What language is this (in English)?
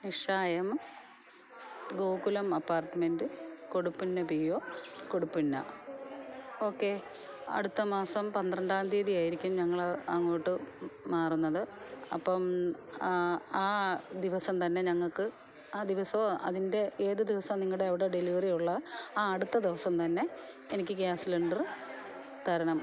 Malayalam